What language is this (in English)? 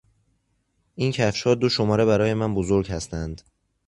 Persian